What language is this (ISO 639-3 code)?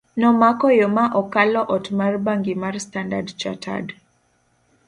luo